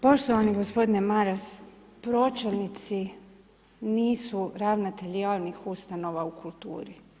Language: Croatian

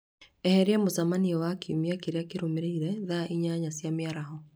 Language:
Kikuyu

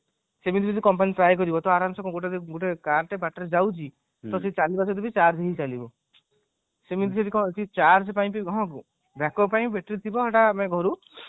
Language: Odia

